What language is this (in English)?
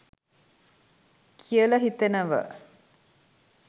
Sinhala